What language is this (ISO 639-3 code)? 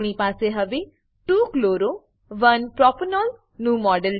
guj